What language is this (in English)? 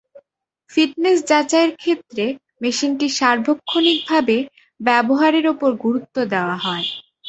Bangla